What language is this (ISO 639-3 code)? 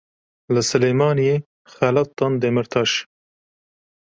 kur